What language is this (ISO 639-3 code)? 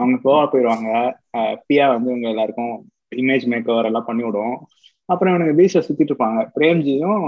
tam